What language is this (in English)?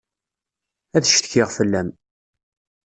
Kabyle